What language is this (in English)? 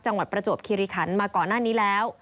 Thai